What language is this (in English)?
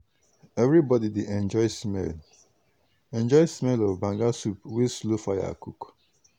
Nigerian Pidgin